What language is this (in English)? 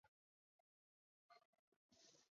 Chinese